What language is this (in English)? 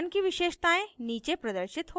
Hindi